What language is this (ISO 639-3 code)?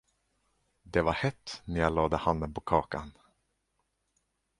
swe